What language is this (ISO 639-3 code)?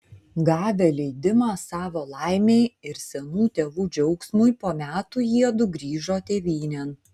lit